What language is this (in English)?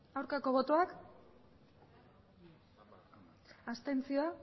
Basque